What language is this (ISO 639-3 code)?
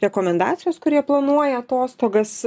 lit